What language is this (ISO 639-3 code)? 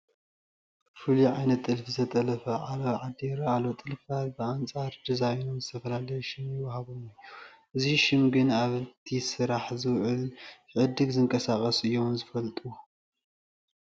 tir